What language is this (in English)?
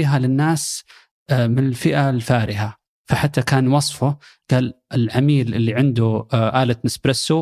Arabic